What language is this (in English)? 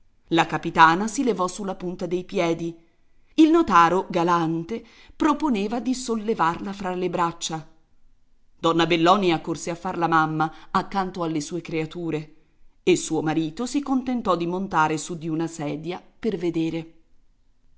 Italian